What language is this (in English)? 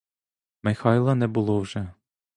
Ukrainian